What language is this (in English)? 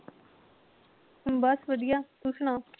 Punjabi